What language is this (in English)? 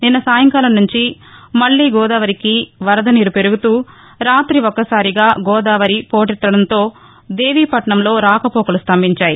Telugu